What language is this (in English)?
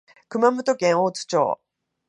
Japanese